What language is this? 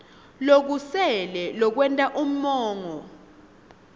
Swati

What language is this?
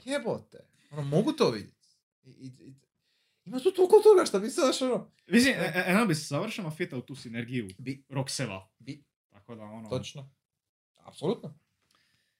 Croatian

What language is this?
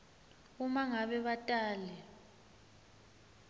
Swati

